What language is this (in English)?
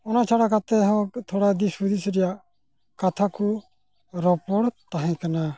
Santali